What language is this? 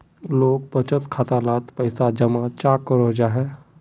Magahi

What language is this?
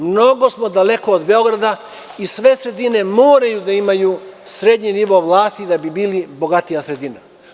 Serbian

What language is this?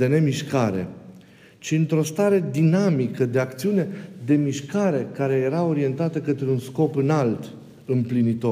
Romanian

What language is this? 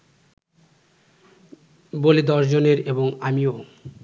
Bangla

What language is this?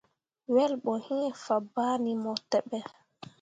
Mundang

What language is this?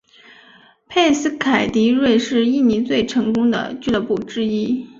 Chinese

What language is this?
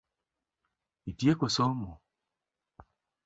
Luo (Kenya and Tanzania)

